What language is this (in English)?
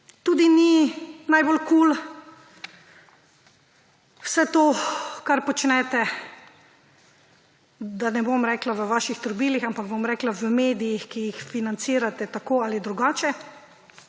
Slovenian